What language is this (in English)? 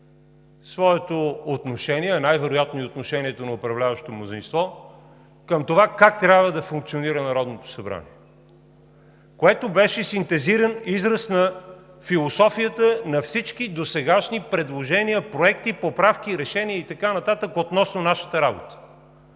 Bulgarian